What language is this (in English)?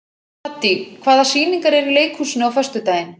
Icelandic